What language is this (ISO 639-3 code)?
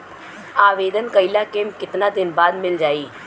bho